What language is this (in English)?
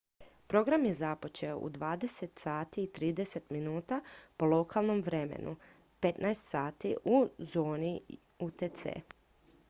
Croatian